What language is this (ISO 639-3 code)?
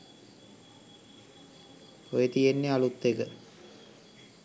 sin